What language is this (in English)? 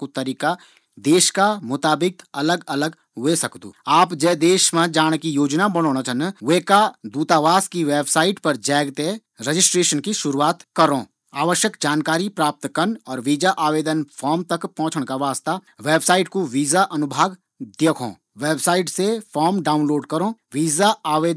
Garhwali